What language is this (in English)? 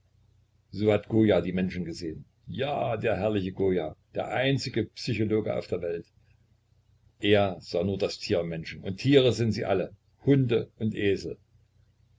German